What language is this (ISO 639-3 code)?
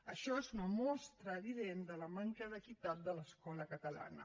cat